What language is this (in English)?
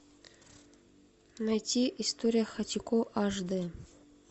Russian